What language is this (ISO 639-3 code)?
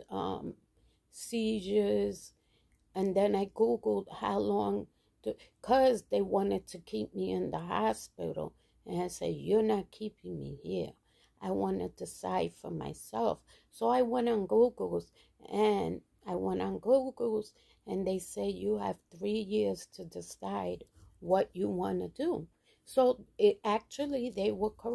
eng